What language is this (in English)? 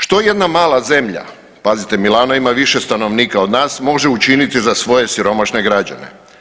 Croatian